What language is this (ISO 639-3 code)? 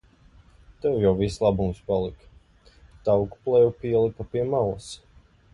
lav